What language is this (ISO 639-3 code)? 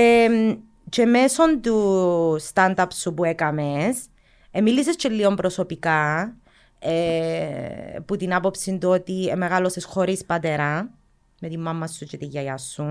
ell